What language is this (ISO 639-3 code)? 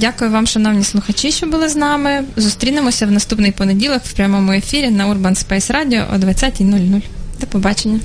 ukr